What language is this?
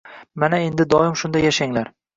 Uzbek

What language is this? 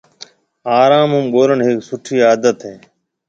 Marwari (Pakistan)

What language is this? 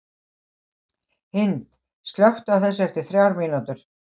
Icelandic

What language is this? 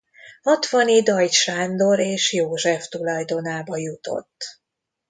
Hungarian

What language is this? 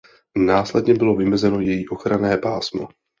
Czech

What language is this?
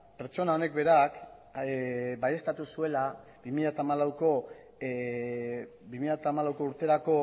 Basque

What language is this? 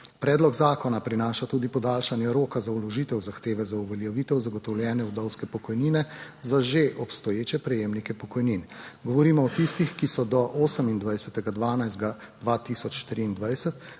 Slovenian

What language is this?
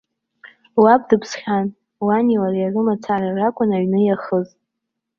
Abkhazian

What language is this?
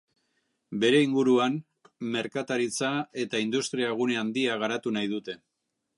Basque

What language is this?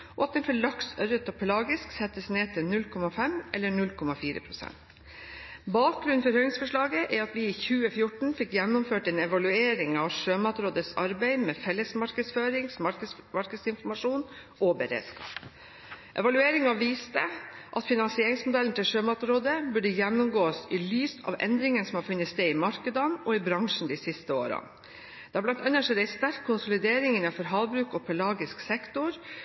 Norwegian Bokmål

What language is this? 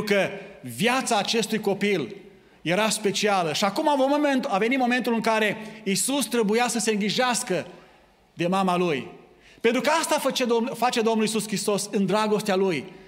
Romanian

